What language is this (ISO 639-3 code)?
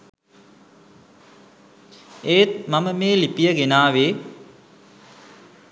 sin